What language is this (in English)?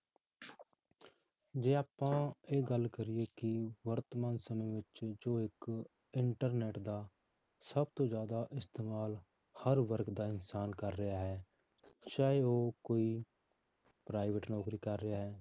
Punjabi